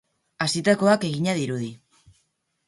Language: Basque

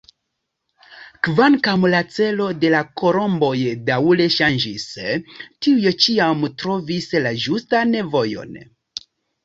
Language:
Esperanto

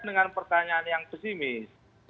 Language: Indonesian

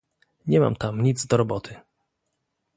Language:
Polish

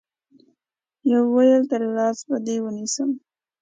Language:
Pashto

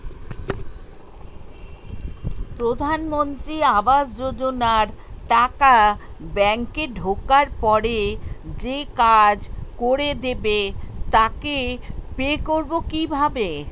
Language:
Bangla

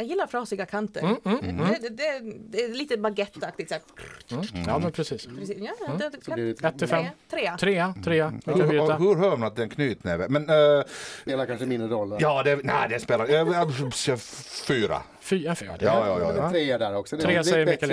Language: Swedish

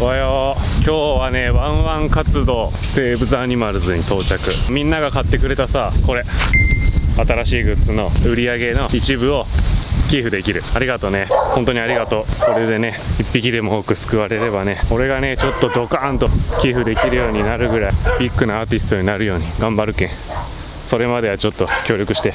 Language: Japanese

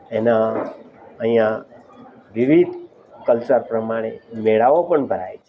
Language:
Gujarati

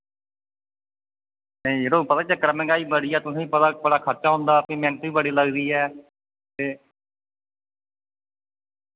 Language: Dogri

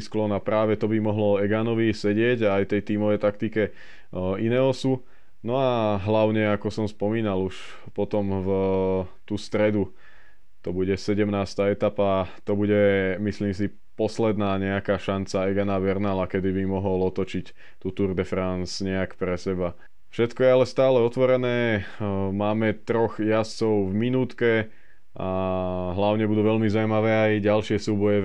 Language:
Slovak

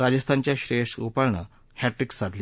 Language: Marathi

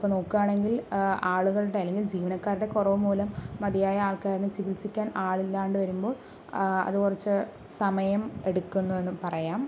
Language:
Malayalam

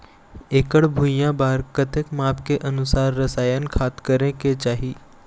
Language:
Chhattisgarhi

